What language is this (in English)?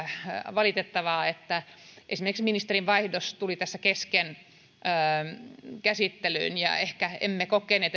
Finnish